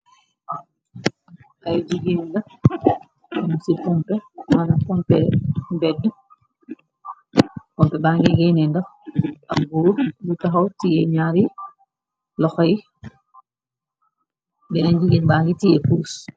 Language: Wolof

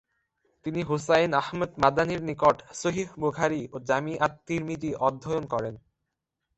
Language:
Bangla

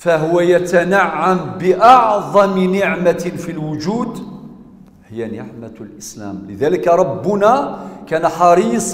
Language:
Arabic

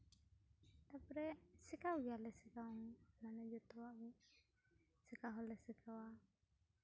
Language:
Santali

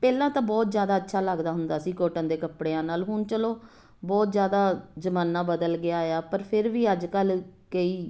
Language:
Punjabi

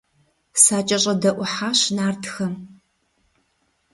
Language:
Kabardian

